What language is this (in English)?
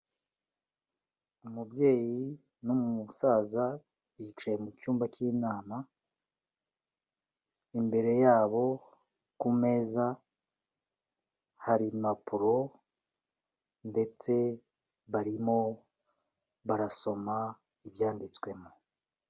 Kinyarwanda